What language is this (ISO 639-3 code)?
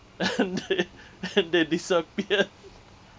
eng